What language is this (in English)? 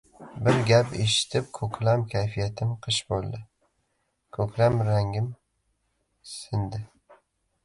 Uzbek